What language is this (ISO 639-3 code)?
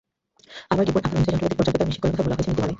ben